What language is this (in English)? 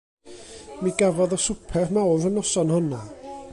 Welsh